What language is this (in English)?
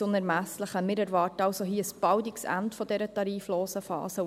Swiss German